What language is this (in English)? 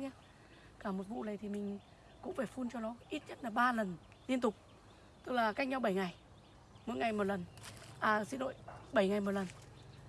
Vietnamese